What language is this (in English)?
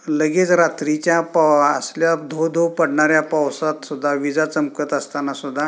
Marathi